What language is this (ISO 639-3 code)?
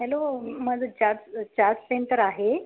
mar